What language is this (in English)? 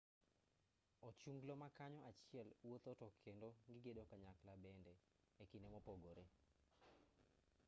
Luo (Kenya and Tanzania)